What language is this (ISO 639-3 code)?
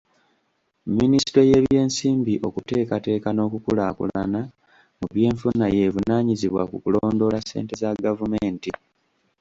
lug